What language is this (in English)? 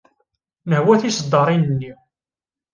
Kabyle